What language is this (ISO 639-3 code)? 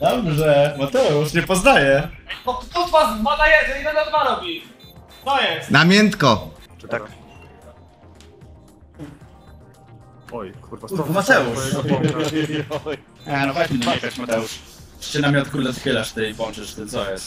pol